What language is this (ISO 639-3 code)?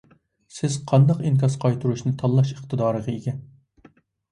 uig